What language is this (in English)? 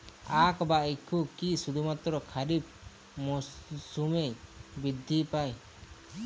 Bangla